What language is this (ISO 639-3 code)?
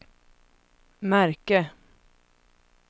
swe